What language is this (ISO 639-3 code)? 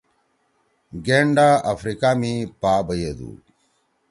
trw